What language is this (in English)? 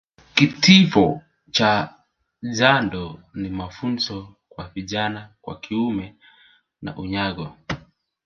Swahili